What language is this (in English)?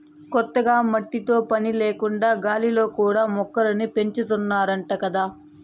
Telugu